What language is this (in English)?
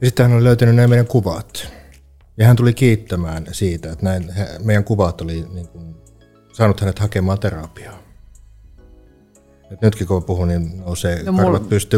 Finnish